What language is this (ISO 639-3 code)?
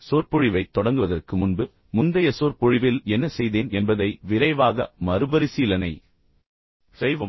tam